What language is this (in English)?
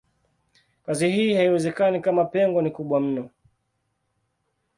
Swahili